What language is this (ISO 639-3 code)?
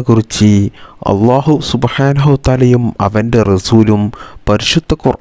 ara